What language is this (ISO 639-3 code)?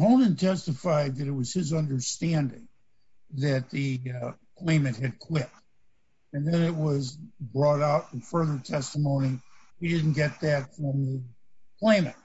eng